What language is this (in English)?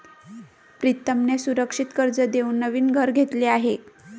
Marathi